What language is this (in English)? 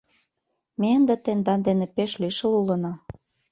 Mari